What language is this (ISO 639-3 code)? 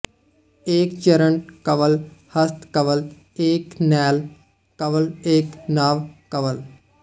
pan